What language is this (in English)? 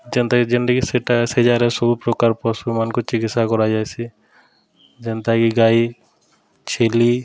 Odia